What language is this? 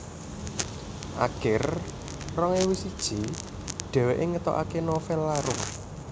Javanese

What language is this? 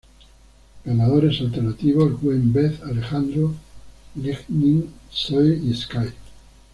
Spanish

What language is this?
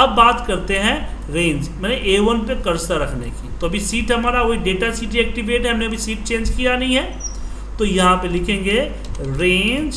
Hindi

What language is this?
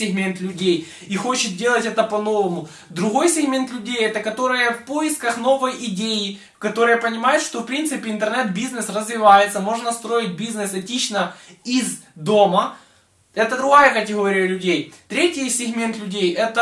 Russian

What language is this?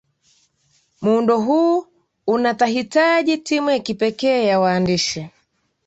Swahili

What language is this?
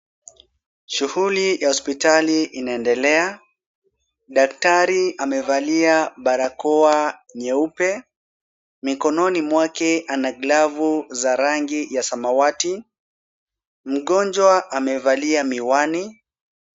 Swahili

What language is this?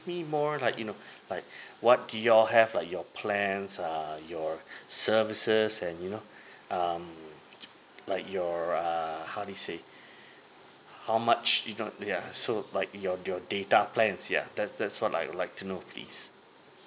English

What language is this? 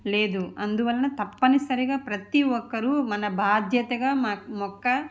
Telugu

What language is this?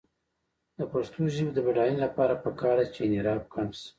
Pashto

